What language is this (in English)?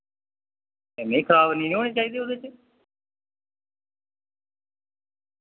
Dogri